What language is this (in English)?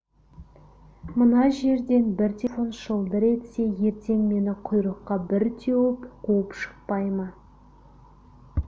Kazakh